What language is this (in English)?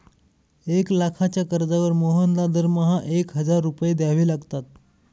Marathi